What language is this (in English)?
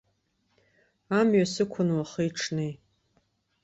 Abkhazian